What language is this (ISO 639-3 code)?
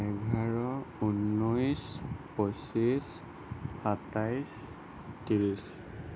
asm